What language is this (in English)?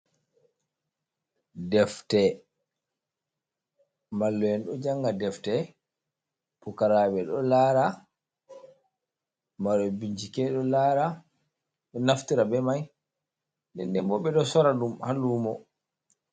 Fula